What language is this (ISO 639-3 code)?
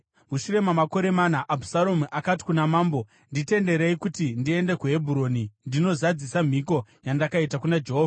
sna